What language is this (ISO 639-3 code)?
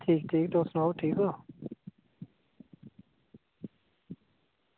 doi